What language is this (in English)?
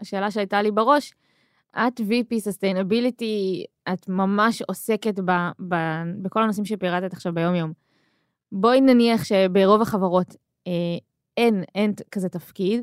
Hebrew